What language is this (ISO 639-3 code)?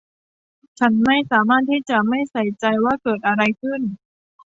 tha